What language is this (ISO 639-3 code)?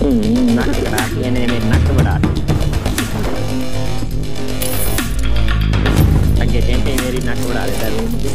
hin